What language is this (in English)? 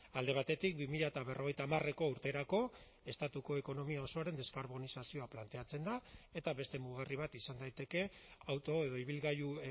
Basque